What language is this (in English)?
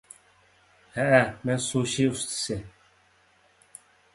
Uyghur